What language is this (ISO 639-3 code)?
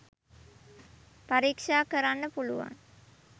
sin